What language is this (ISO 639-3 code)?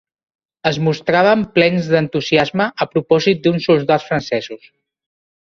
cat